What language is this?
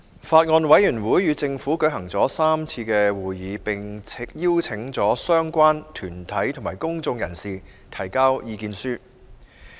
Cantonese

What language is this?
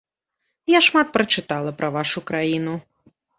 Belarusian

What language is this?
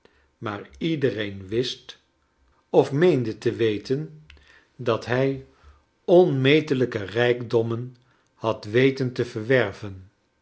Dutch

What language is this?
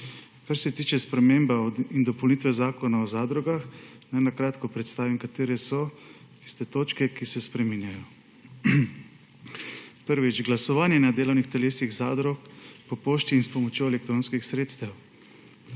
Slovenian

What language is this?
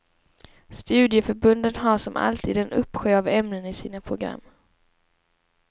Swedish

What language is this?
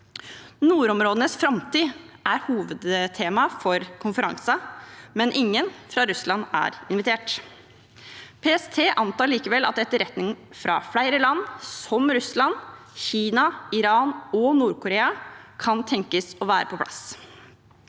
Norwegian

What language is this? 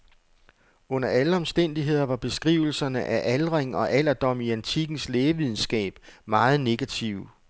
Danish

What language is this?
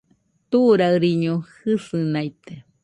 Nüpode Huitoto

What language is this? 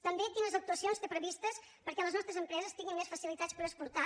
Catalan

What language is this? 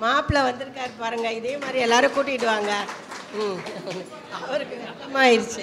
Tamil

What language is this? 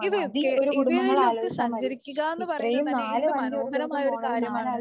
Malayalam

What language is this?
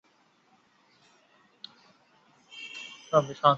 Chinese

